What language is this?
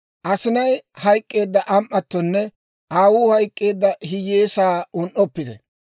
Dawro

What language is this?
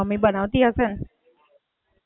Gujarati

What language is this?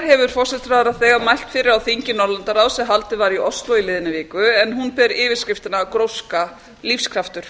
Icelandic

